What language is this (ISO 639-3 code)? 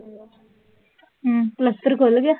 pan